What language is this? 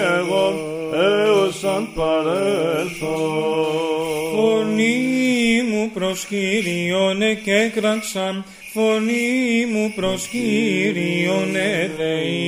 Greek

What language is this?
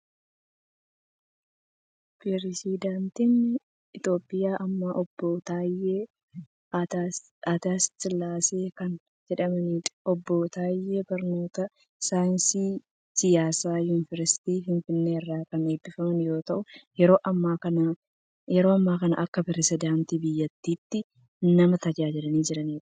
Oromo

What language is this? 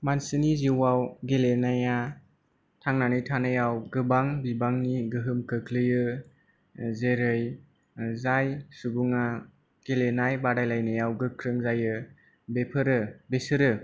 Bodo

